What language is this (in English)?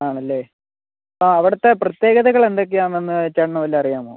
Malayalam